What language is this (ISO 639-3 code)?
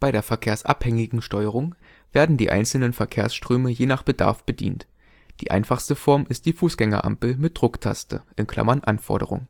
deu